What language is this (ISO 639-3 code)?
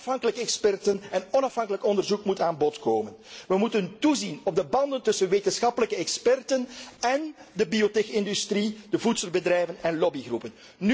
nld